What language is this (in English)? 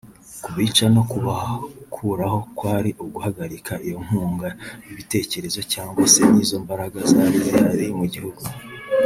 Kinyarwanda